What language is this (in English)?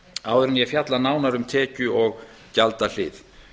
Icelandic